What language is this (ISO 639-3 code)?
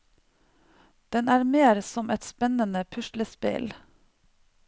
nor